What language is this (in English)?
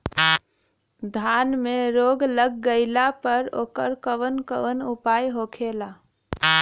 Bhojpuri